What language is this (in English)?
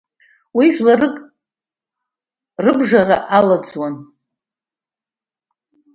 Abkhazian